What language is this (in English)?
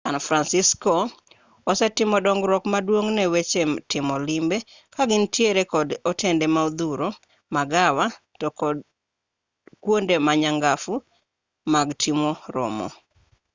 Luo (Kenya and Tanzania)